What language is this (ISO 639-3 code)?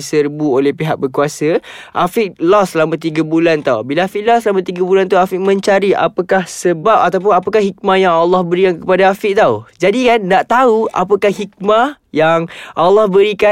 msa